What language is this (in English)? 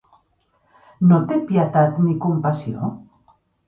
Catalan